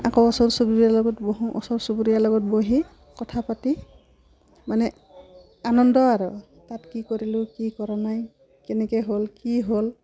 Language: Assamese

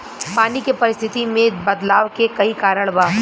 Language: Bhojpuri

